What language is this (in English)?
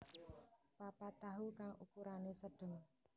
Javanese